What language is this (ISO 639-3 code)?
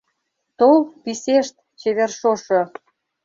chm